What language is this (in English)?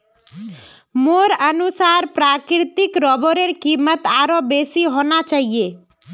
Magahi